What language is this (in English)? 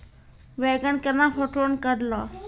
Maithili